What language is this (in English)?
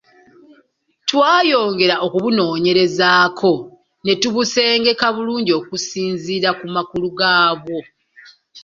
Ganda